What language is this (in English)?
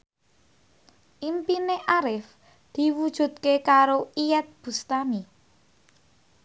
Javanese